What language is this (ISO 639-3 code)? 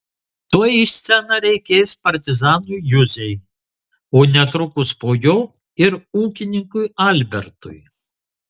lit